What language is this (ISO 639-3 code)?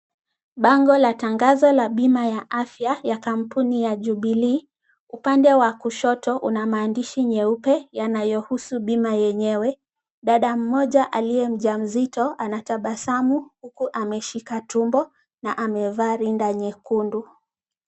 swa